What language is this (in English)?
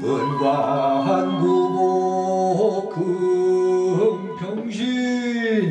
Korean